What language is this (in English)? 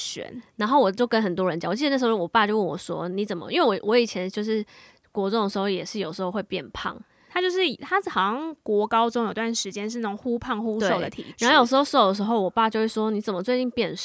Chinese